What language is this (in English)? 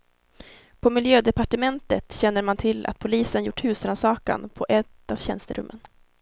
Swedish